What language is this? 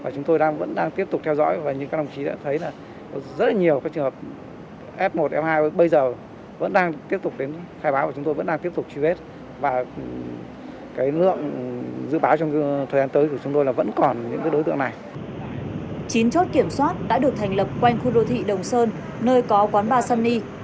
Vietnamese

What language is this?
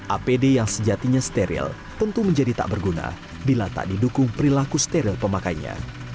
Indonesian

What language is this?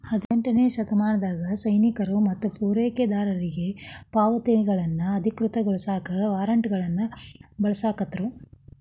Kannada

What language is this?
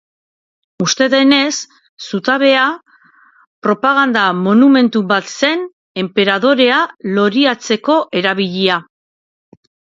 Basque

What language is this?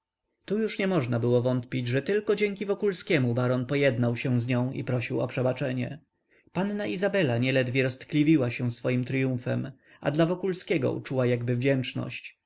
Polish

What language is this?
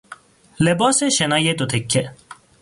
Persian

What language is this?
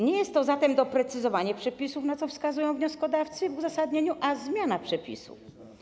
Polish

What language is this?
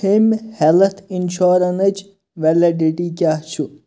Kashmiri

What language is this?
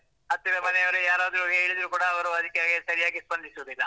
Kannada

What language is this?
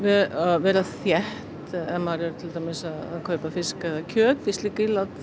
Icelandic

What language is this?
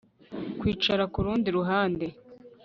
Kinyarwanda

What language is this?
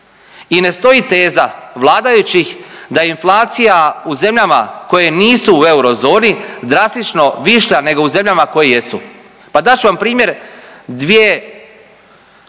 Croatian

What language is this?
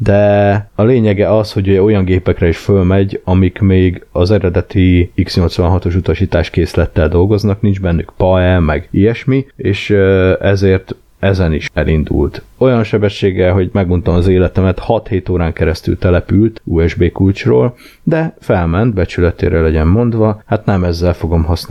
Hungarian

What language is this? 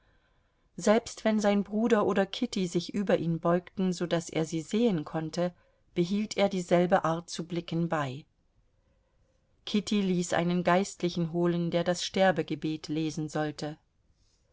German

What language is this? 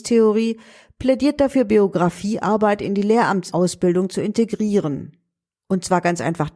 German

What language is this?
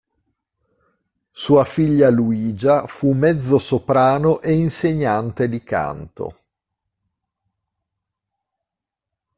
Italian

